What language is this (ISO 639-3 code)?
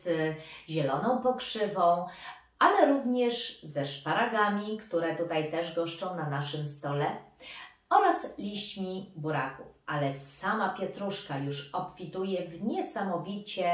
pol